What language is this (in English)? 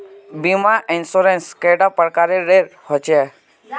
Magahi